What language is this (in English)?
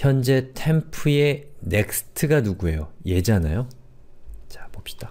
Korean